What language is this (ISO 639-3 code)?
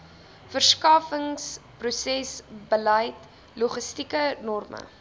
afr